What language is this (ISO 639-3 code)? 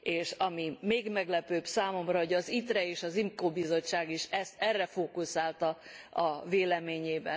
hun